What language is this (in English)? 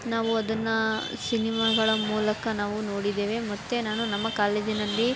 Kannada